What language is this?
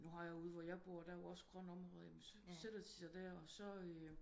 Danish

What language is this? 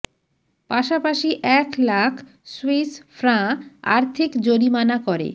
Bangla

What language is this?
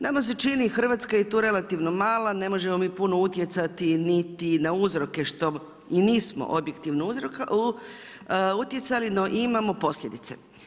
Croatian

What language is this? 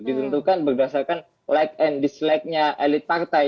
Indonesian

